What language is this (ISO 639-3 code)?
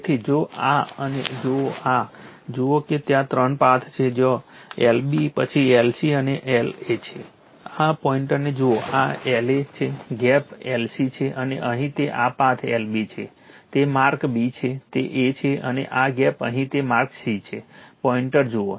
guj